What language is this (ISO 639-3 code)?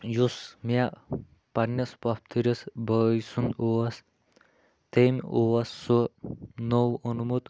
kas